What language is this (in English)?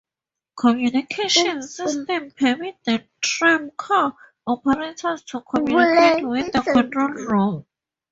English